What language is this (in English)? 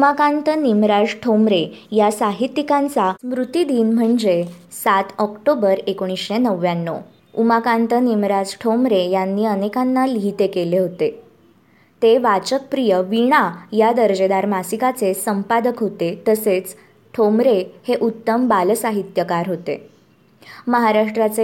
Marathi